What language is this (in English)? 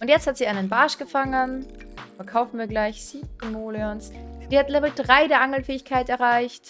German